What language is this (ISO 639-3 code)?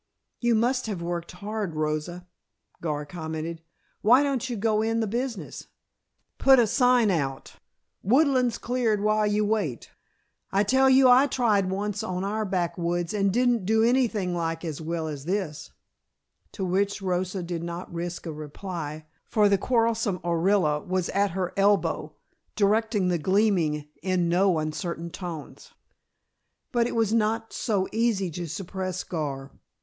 eng